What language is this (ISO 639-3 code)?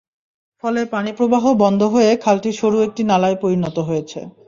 ben